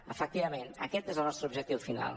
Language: Catalan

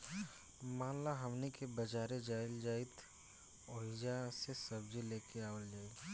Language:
Bhojpuri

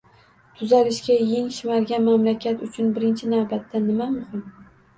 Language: Uzbek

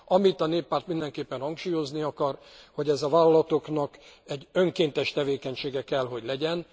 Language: Hungarian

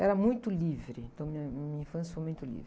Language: Portuguese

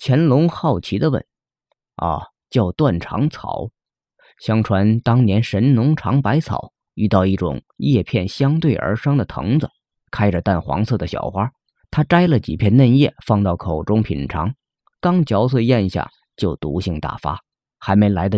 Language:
Chinese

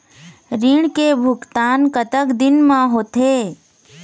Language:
Chhattisgarhi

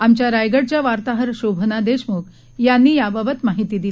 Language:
Marathi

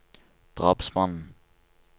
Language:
Norwegian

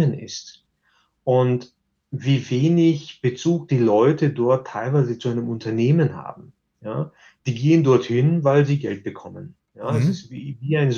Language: German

